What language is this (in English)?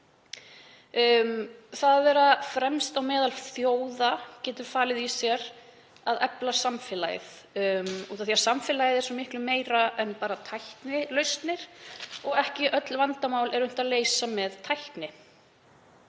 Icelandic